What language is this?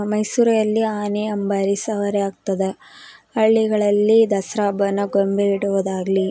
Kannada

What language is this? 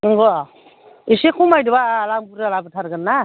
Bodo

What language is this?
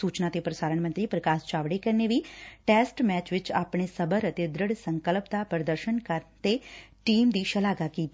Punjabi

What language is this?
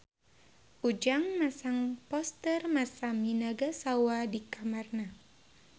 Sundanese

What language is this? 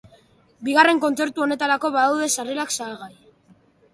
Basque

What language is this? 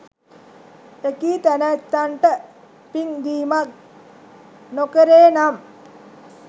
Sinhala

